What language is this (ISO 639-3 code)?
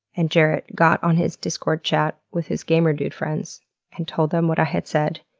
eng